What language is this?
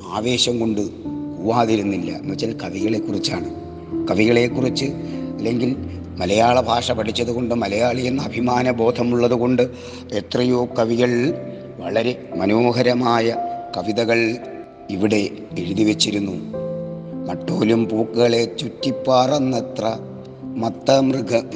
Malayalam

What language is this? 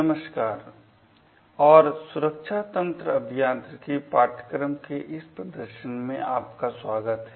Hindi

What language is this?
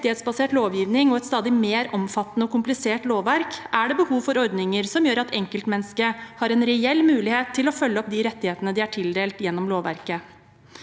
Norwegian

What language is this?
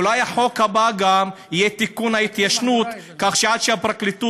Hebrew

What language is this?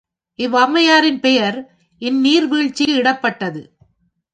Tamil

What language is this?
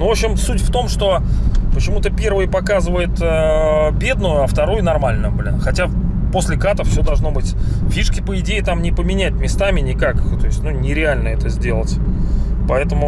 Russian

